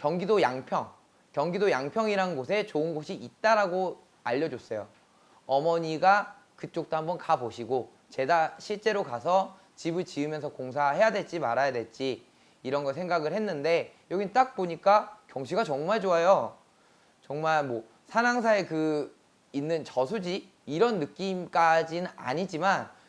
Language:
Korean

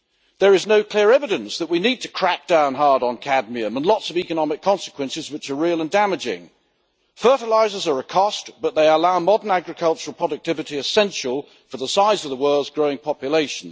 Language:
English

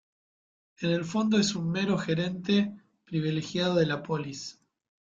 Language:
Spanish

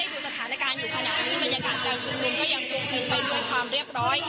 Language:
Thai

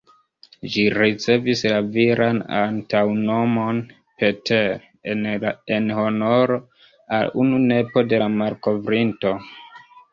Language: Esperanto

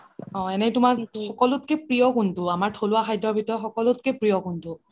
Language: Assamese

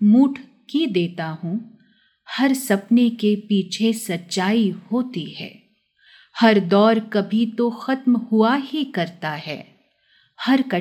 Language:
Hindi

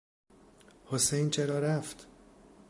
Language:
Persian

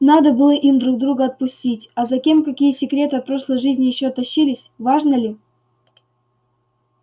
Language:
Russian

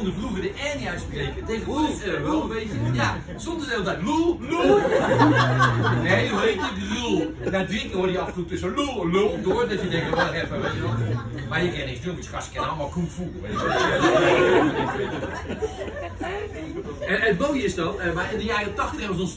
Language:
Dutch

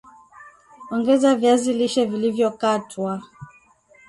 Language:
Swahili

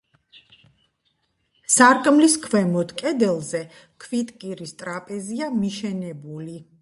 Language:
Georgian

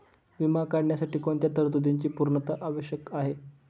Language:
Marathi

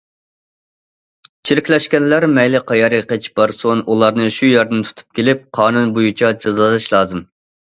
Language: Uyghur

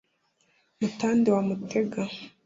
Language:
Kinyarwanda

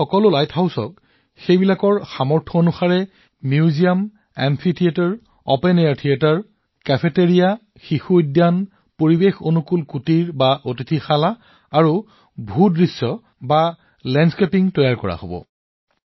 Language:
Assamese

